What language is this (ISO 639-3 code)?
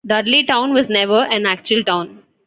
eng